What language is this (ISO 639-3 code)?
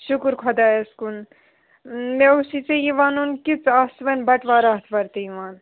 kas